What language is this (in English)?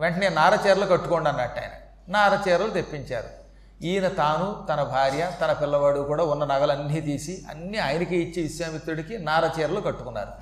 Telugu